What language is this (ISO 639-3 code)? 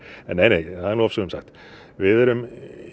isl